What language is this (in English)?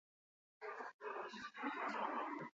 Basque